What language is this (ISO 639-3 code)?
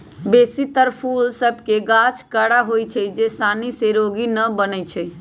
mag